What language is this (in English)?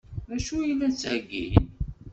Kabyle